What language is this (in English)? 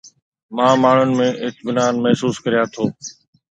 Sindhi